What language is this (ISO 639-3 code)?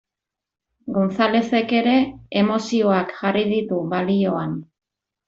eus